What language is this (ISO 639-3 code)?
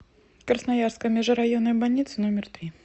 rus